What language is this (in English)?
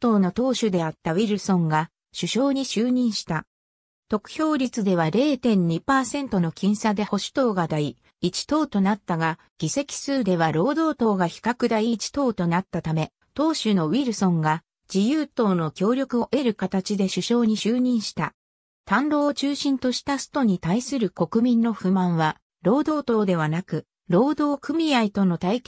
Japanese